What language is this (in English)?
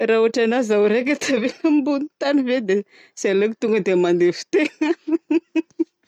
Southern Betsimisaraka Malagasy